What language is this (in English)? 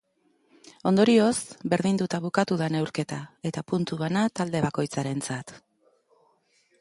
Basque